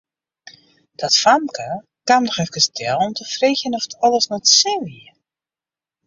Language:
Western Frisian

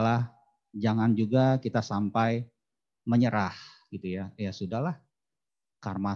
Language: Indonesian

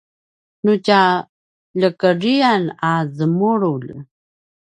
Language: Paiwan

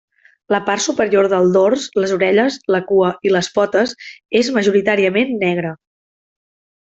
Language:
Catalan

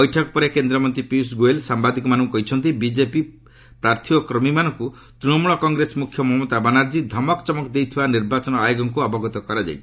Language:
Odia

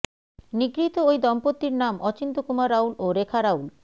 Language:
Bangla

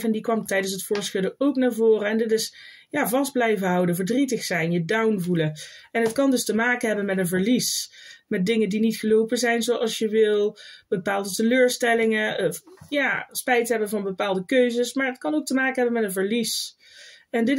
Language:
Dutch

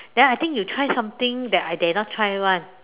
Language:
English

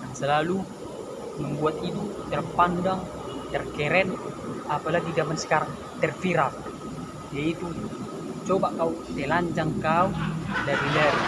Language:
Indonesian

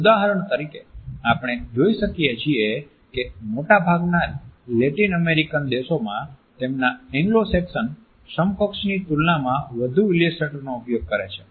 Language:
Gujarati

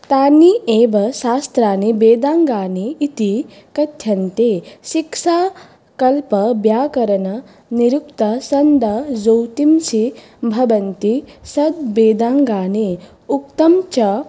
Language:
Sanskrit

